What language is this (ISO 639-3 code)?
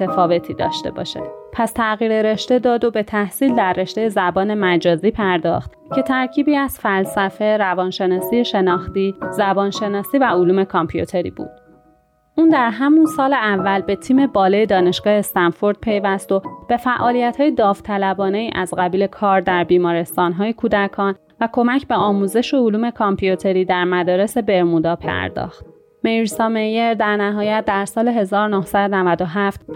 fas